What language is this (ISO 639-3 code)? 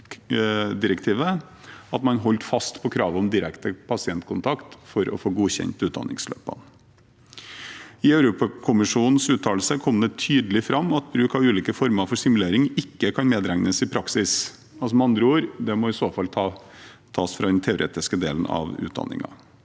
nor